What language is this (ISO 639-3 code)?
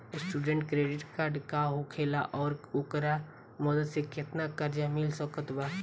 bho